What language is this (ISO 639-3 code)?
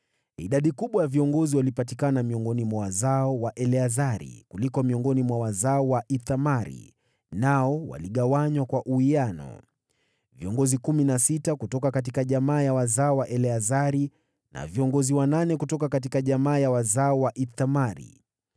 swa